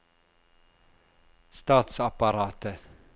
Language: Norwegian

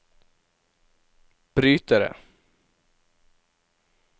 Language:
Norwegian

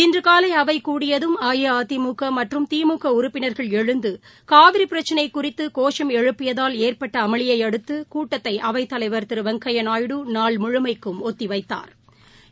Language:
Tamil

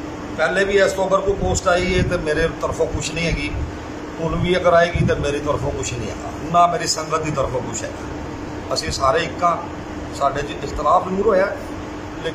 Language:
Arabic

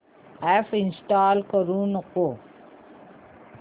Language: Marathi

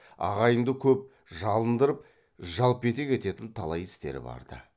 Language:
Kazakh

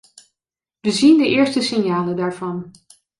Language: Dutch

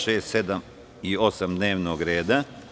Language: Serbian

